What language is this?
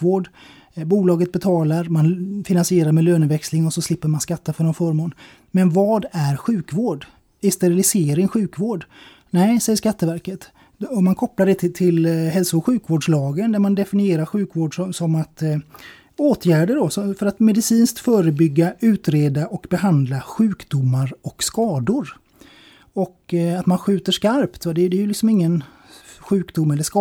Swedish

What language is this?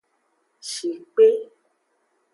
Aja (Benin)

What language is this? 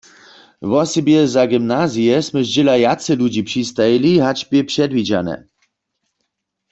Upper Sorbian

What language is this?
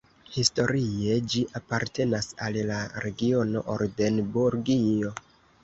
Esperanto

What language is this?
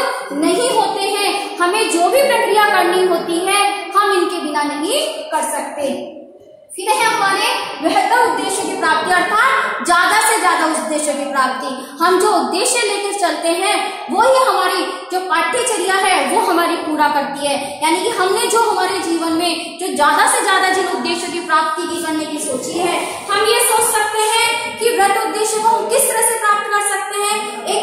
Hindi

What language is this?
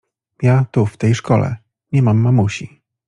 Polish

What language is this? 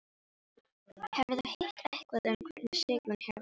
Icelandic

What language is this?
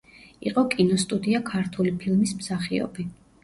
Georgian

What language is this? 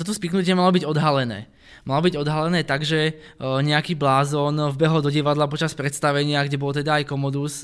Czech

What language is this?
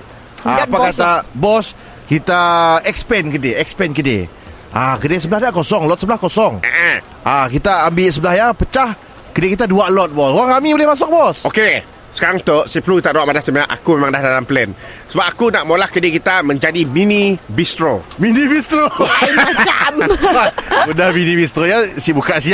Malay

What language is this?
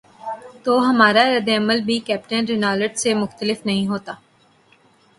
Urdu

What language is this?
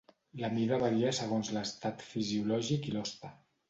Catalan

